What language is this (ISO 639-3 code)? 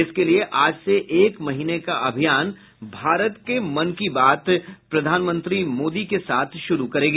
hin